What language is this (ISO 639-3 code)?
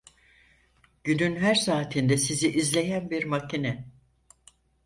tur